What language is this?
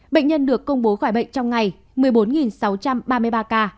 Vietnamese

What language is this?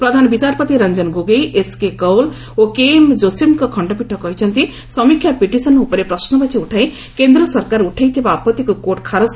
Odia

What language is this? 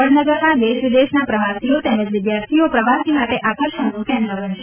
Gujarati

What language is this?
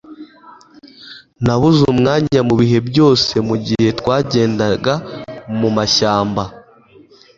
Kinyarwanda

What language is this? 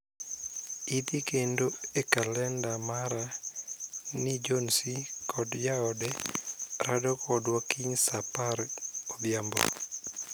Luo (Kenya and Tanzania)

